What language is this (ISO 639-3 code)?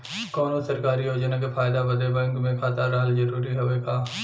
bho